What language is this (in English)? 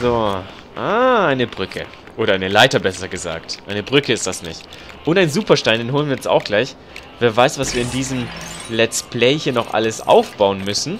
German